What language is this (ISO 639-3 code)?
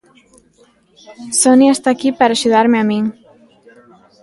glg